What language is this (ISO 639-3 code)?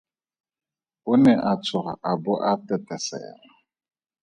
tsn